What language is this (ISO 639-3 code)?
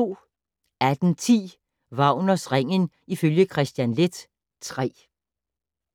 dan